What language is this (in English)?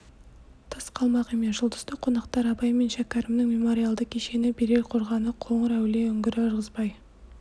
Kazakh